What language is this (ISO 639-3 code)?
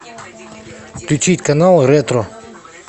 rus